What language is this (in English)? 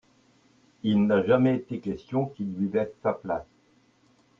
French